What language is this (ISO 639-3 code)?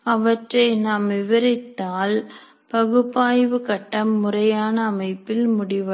tam